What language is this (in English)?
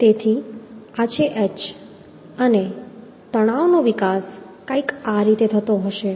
Gujarati